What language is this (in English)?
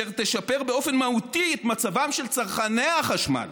Hebrew